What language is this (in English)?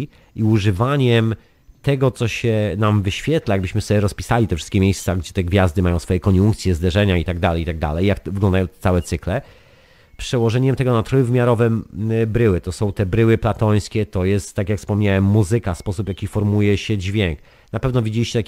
Polish